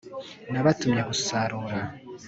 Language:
Kinyarwanda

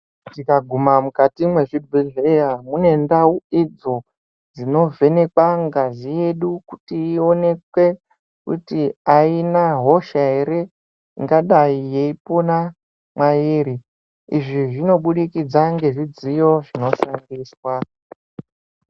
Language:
Ndau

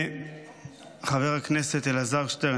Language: Hebrew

